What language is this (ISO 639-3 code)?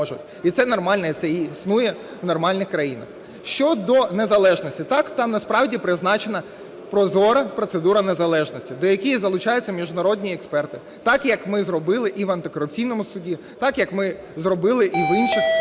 ukr